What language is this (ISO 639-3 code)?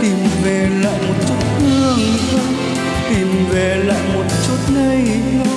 vie